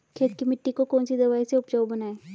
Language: Hindi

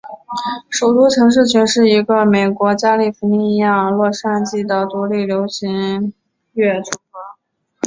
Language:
Chinese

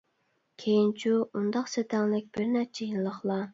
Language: Uyghur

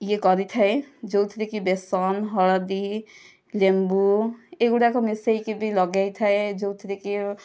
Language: Odia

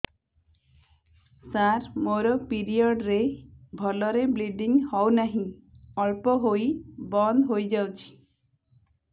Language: Odia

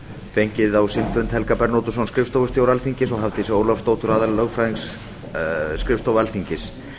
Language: Icelandic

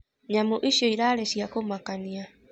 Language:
Kikuyu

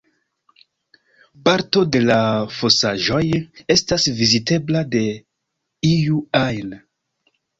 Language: Esperanto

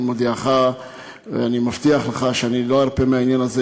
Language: Hebrew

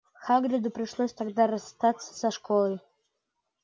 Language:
Russian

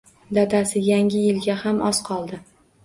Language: Uzbek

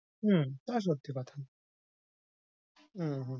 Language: Bangla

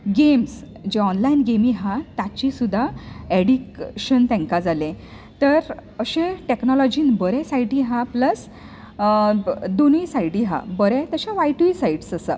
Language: Konkani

